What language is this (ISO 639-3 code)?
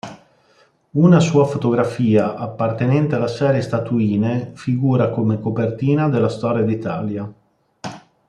ita